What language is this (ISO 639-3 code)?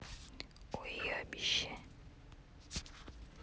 rus